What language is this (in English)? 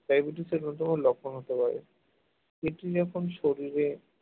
Bangla